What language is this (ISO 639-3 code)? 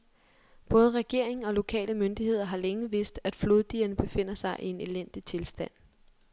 dan